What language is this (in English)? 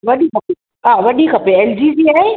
Sindhi